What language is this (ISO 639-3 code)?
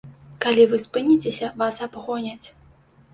bel